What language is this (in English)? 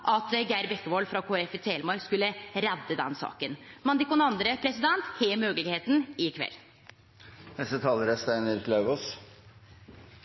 Norwegian Nynorsk